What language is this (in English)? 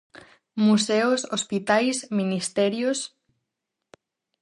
Galician